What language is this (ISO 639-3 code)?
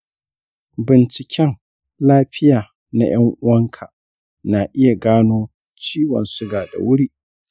hau